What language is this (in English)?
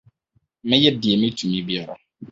Akan